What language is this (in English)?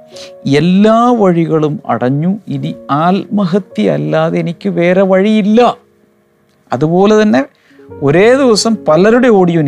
Malayalam